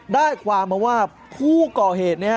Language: Thai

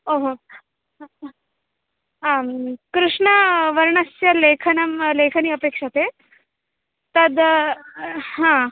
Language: Sanskrit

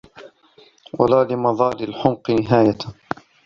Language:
Arabic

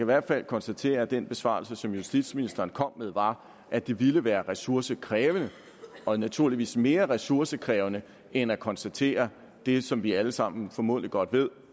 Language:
Danish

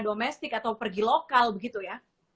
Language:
Indonesian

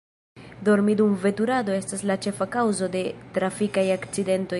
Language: Esperanto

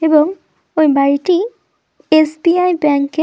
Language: Bangla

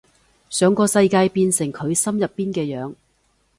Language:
Cantonese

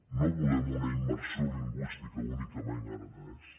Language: Catalan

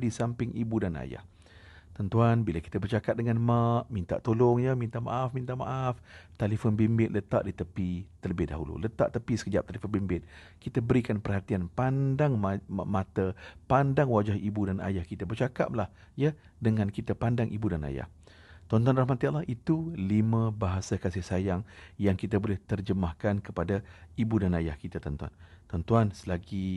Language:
Malay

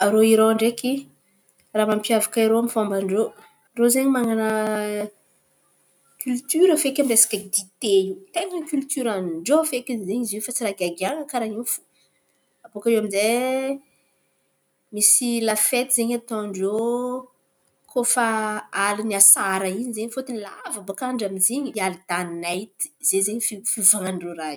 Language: Antankarana Malagasy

